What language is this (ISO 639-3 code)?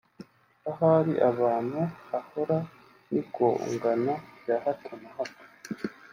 kin